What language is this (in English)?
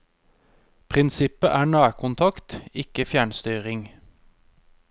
Norwegian